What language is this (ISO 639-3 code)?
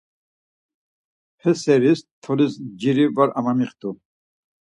lzz